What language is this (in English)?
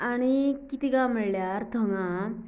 Konkani